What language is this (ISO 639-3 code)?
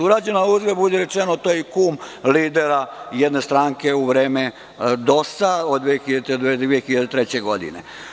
srp